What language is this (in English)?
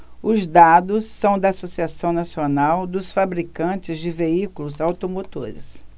Portuguese